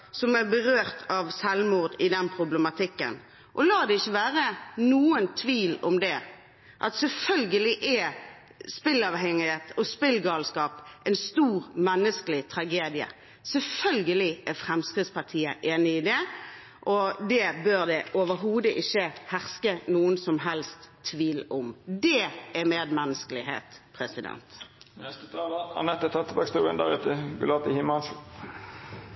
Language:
Norwegian Bokmål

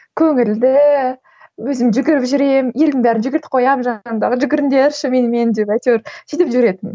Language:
Kazakh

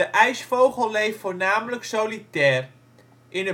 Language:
Dutch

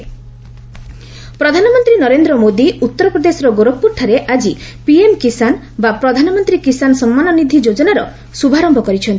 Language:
Odia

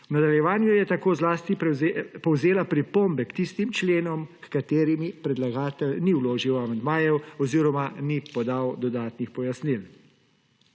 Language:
Slovenian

